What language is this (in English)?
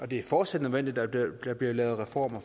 Danish